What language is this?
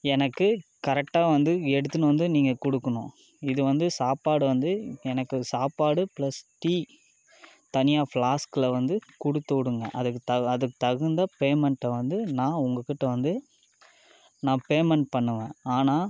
Tamil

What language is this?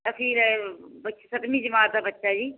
Punjabi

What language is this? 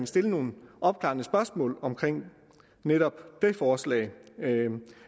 Danish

